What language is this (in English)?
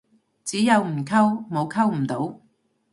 Cantonese